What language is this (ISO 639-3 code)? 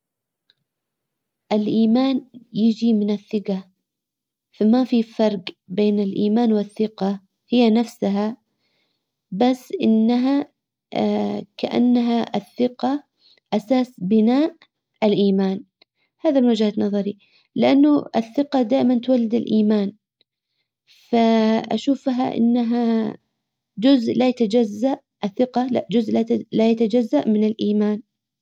acw